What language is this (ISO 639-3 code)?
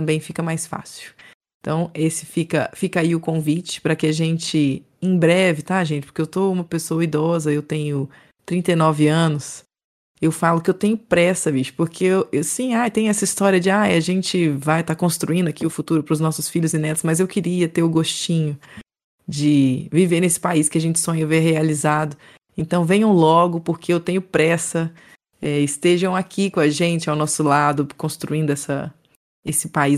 por